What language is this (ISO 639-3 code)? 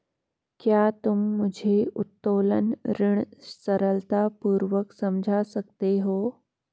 hin